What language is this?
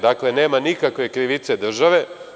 Serbian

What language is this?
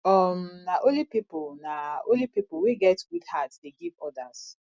Nigerian Pidgin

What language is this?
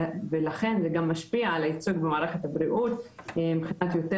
Hebrew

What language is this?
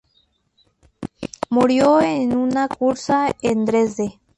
Spanish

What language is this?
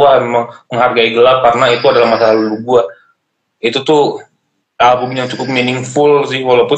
Indonesian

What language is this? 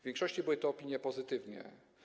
Polish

